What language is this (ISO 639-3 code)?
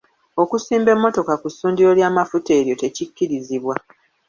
lug